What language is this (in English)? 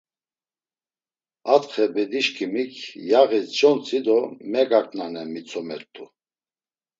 Laz